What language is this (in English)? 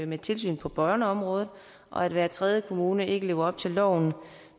Danish